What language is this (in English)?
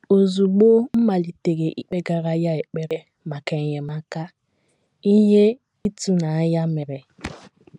Igbo